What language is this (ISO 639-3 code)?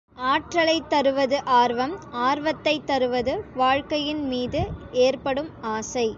tam